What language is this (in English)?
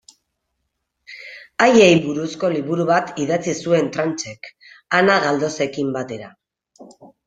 Basque